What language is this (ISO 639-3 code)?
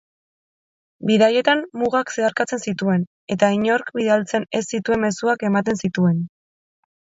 eus